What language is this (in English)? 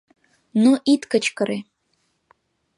Mari